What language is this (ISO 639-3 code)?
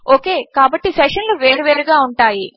tel